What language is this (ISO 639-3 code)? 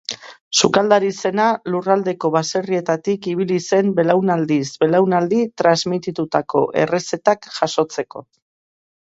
eus